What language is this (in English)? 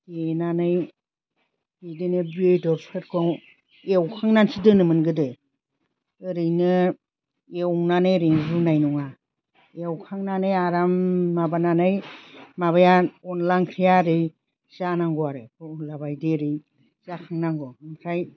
Bodo